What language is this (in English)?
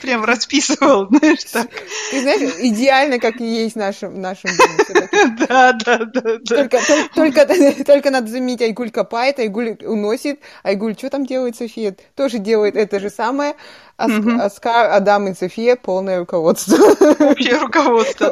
Russian